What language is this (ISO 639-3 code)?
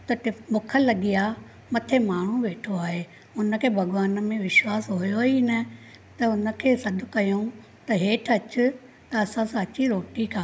snd